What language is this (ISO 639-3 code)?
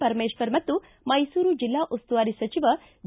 kan